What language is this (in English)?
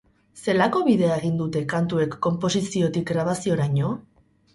Basque